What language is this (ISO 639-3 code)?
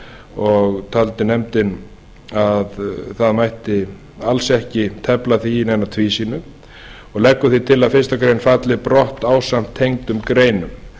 isl